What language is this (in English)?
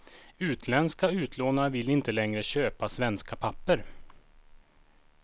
Swedish